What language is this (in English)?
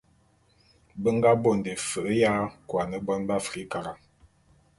Bulu